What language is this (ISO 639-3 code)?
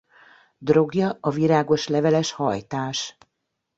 hun